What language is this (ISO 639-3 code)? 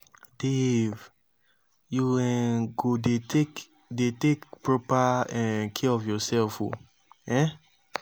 pcm